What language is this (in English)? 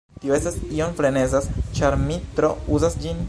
Esperanto